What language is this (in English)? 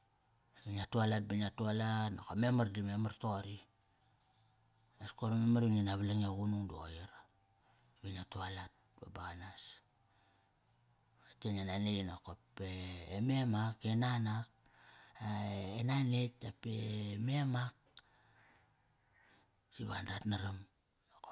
Kairak